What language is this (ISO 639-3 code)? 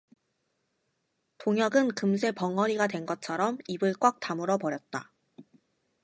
kor